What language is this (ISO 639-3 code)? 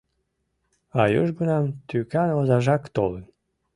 chm